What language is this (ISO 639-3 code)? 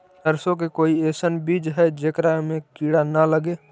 mag